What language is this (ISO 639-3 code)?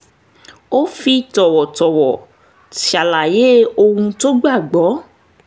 yor